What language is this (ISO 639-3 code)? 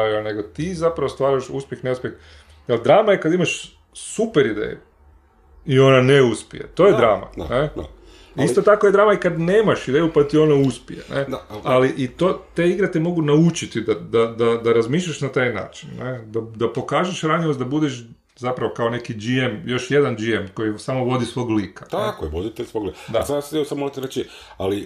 hrv